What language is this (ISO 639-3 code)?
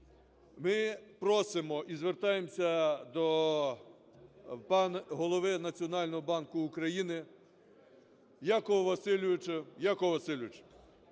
ukr